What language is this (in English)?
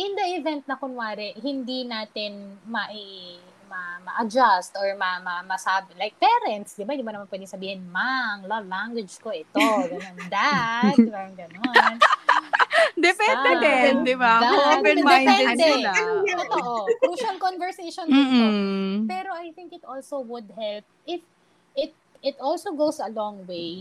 Filipino